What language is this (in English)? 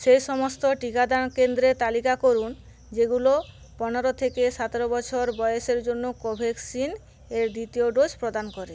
Bangla